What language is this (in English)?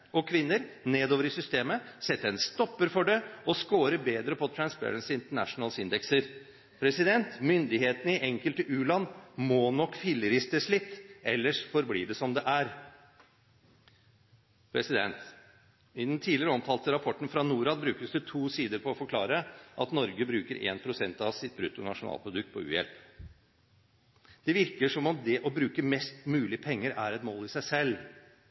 Norwegian Bokmål